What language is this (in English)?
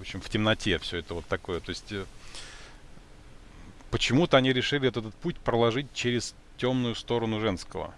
Russian